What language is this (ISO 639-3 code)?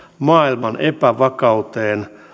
fin